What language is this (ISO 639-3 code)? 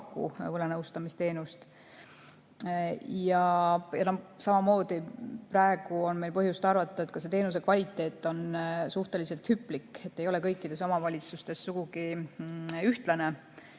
est